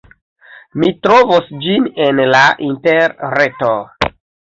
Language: Esperanto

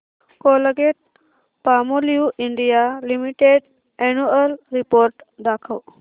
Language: Marathi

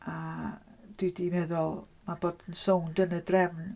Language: Welsh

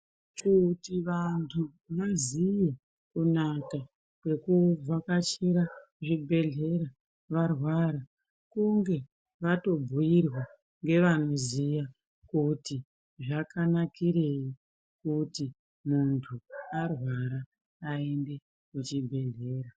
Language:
Ndau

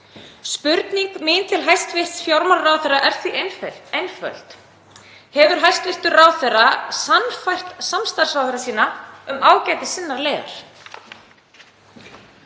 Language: Icelandic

